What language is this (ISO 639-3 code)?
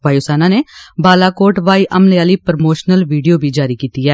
doi